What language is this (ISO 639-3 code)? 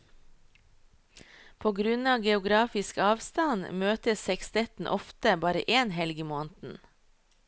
nor